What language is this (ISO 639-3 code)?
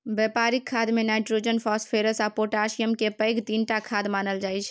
mai